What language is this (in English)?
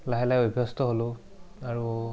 Assamese